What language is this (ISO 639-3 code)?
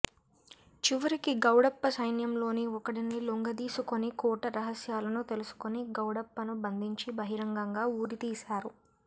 tel